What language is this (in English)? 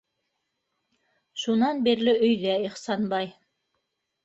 Bashkir